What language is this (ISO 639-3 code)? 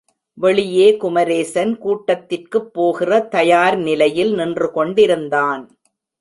tam